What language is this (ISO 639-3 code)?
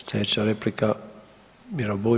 hrv